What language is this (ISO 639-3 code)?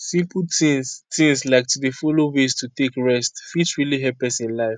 pcm